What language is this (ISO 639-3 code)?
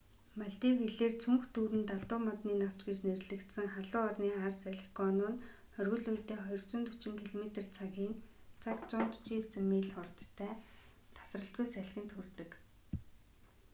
mon